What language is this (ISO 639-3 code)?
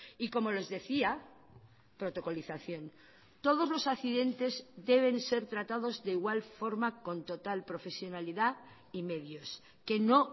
spa